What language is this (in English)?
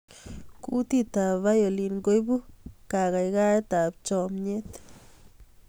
Kalenjin